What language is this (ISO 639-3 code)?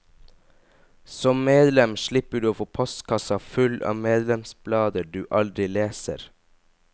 nor